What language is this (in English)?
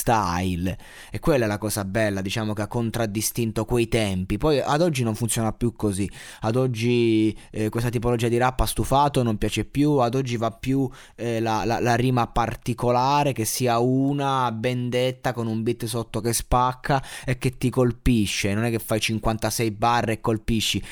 Italian